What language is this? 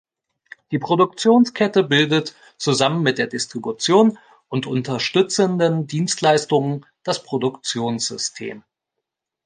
German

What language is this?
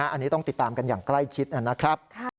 Thai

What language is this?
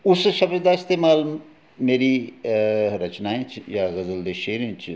Dogri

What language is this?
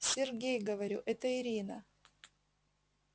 Russian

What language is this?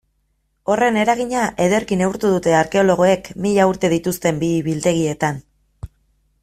Basque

